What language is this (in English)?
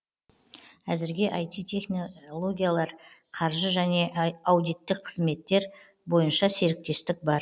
Kazakh